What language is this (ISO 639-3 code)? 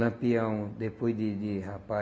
por